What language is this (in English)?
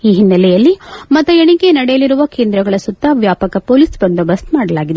Kannada